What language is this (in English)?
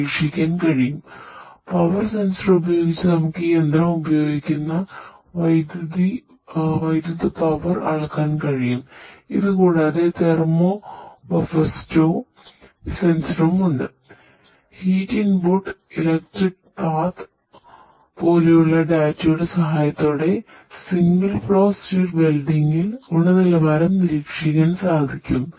Malayalam